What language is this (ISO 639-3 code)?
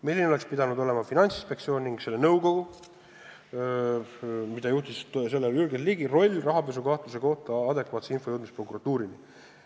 est